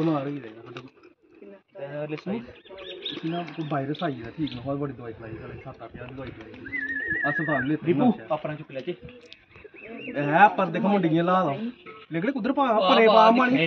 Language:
Punjabi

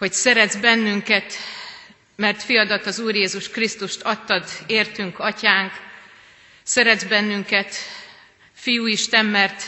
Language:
Hungarian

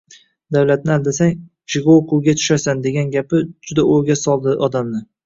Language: Uzbek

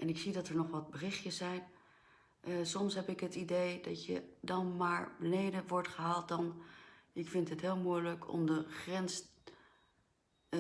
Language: Dutch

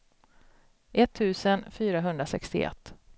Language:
Swedish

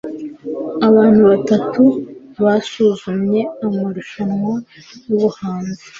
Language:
Kinyarwanda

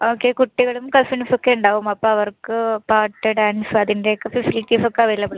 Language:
Malayalam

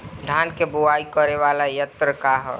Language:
Bhojpuri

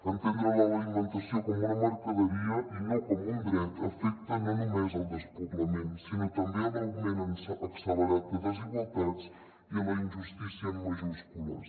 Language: Catalan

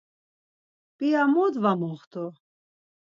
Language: Laz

